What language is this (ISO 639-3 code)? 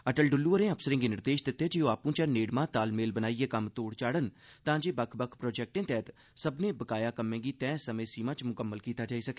doi